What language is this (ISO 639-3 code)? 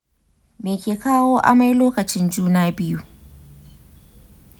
hau